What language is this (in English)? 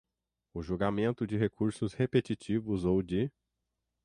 Portuguese